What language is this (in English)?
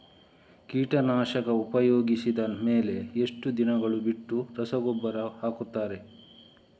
Kannada